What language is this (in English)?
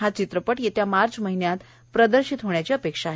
Marathi